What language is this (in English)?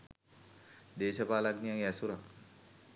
Sinhala